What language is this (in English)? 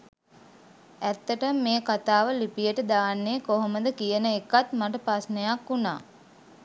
Sinhala